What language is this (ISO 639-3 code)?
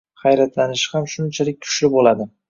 uzb